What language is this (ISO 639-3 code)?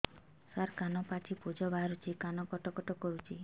ori